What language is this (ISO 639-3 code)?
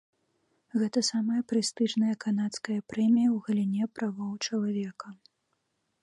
bel